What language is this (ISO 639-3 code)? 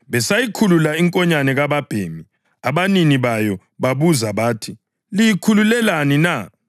nde